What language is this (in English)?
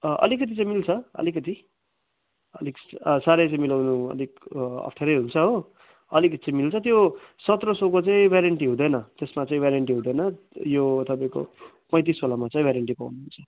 Nepali